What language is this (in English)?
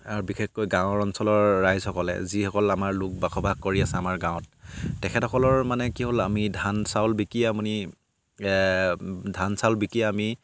Assamese